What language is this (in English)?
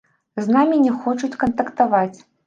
Belarusian